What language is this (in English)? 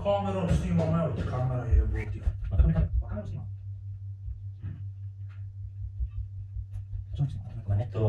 Romanian